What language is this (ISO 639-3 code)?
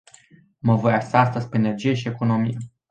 ron